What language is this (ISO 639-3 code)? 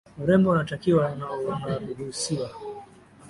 swa